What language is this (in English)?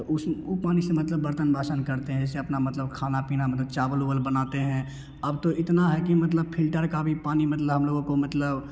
Hindi